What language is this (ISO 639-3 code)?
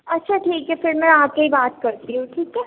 urd